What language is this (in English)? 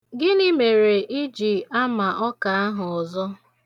Igbo